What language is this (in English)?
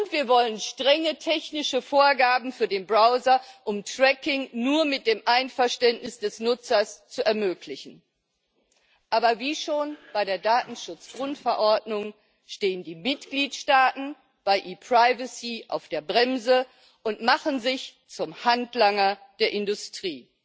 German